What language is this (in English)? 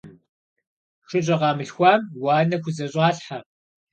Kabardian